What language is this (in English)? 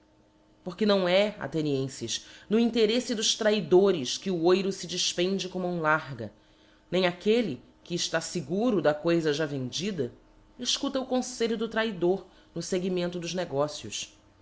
Portuguese